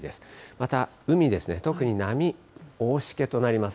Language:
Japanese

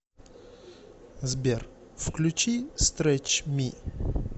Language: Russian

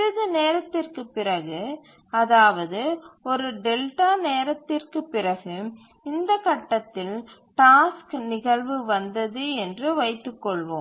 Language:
Tamil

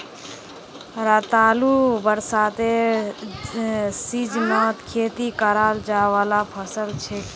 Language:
Magahi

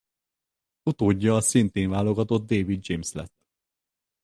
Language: Hungarian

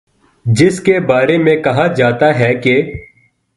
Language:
Urdu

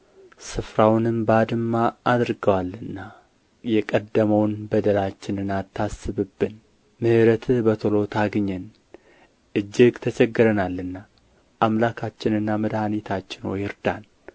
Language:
Amharic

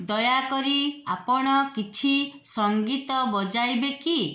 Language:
Odia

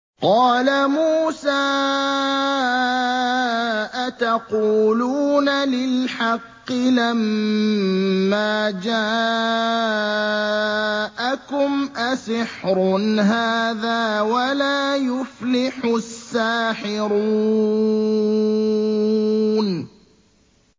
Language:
Arabic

